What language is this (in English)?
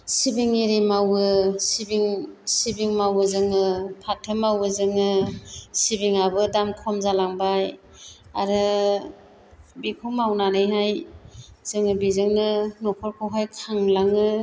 Bodo